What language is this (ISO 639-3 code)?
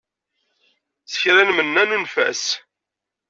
kab